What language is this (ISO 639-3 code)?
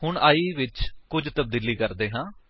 pan